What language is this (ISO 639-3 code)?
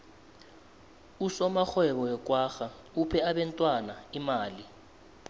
nbl